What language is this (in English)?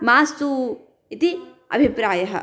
Sanskrit